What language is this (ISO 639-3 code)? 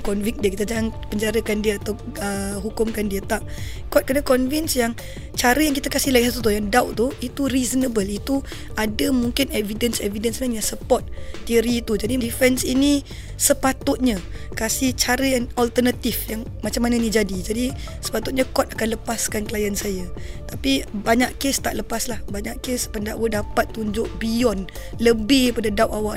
msa